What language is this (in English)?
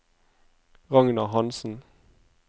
Norwegian